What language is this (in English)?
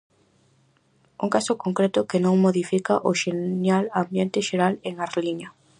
Galician